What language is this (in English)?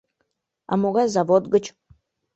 Mari